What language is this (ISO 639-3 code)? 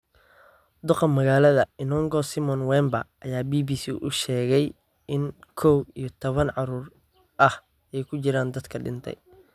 som